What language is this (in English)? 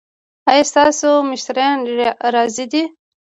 Pashto